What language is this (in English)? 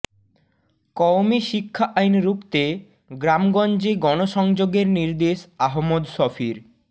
Bangla